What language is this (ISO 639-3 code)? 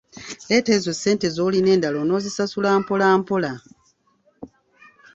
lug